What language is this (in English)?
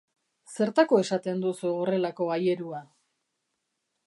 Basque